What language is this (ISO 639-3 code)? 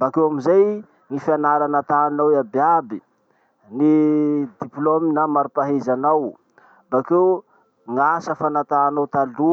msh